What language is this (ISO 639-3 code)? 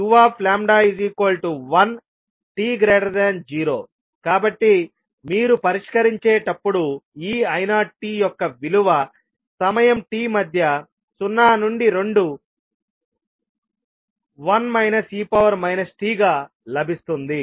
tel